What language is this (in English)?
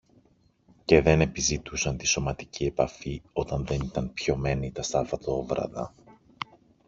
Greek